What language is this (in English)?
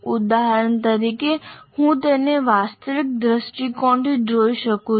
Gujarati